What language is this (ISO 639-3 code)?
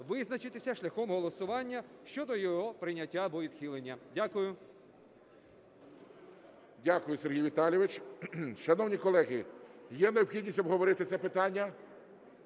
ukr